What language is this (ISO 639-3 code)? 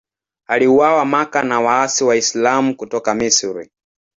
swa